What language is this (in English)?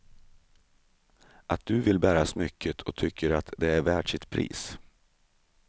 Swedish